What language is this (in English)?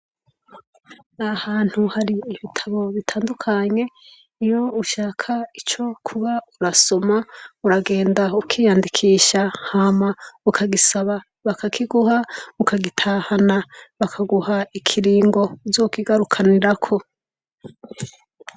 Rundi